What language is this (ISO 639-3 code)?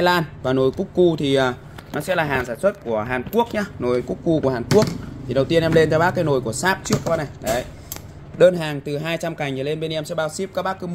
vie